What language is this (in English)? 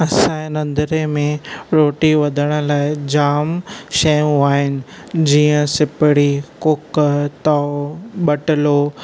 Sindhi